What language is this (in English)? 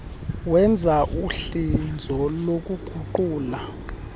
Xhosa